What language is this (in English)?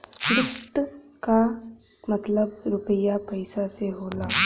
Bhojpuri